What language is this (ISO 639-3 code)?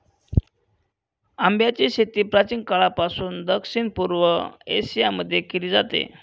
mar